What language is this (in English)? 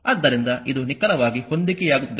Kannada